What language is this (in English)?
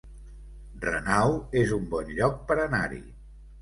Catalan